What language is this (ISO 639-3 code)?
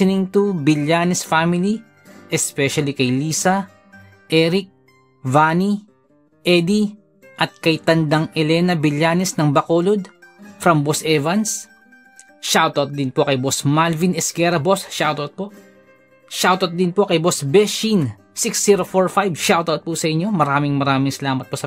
fil